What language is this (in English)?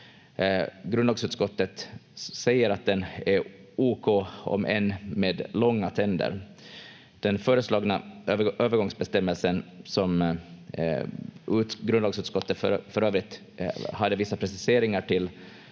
Finnish